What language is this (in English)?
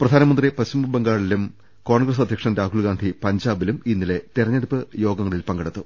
Malayalam